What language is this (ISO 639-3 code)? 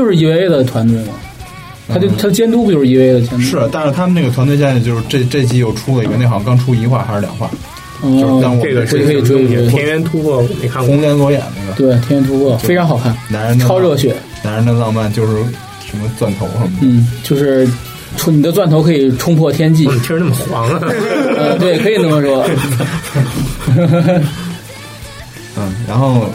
zho